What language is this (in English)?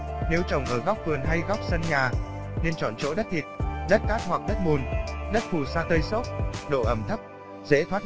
Vietnamese